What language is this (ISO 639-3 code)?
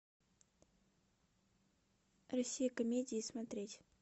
rus